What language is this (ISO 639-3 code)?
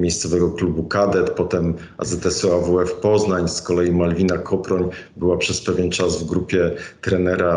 pol